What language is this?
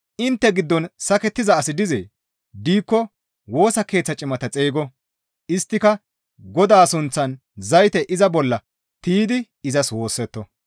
Gamo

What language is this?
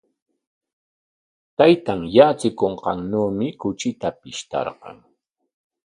Corongo Ancash Quechua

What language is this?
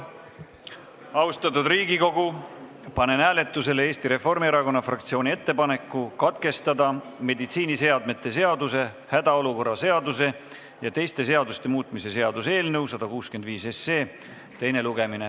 Estonian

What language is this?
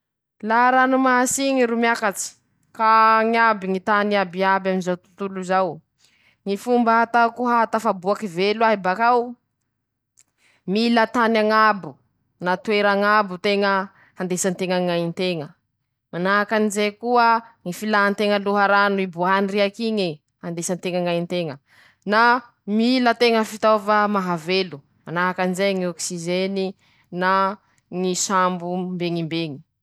Masikoro Malagasy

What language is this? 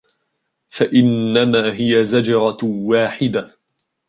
Arabic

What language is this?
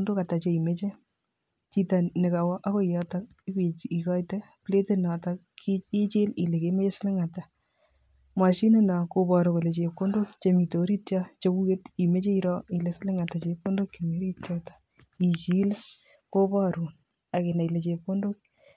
Kalenjin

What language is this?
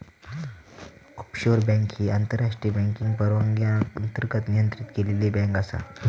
Marathi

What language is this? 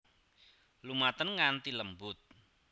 Javanese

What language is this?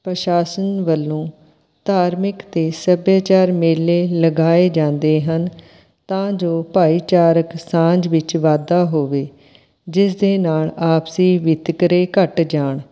Punjabi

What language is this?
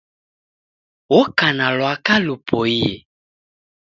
Taita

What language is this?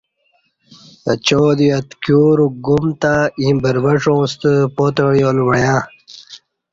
Kati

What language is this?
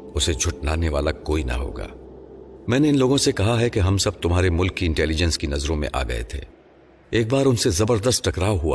Urdu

